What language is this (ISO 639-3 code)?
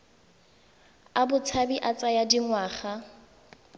tsn